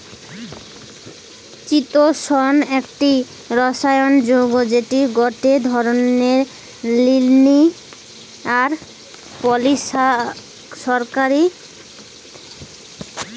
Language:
Bangla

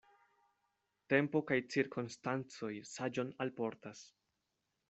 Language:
Esperanto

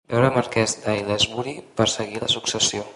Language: Catalan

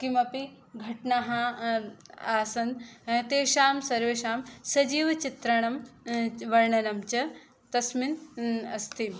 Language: Sanskrit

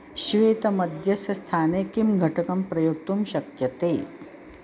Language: Sanskrit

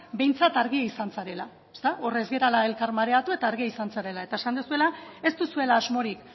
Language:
Basque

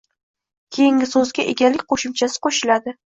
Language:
Uzbek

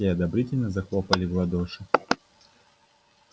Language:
Russian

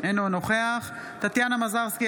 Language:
Hebrew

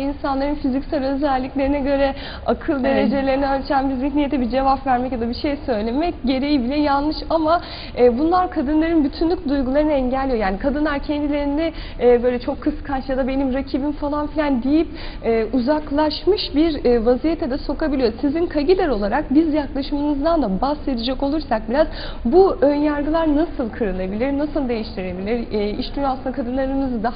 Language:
Turkish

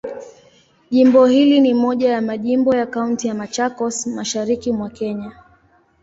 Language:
Swahili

